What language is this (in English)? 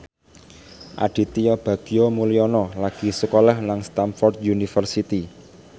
Javanese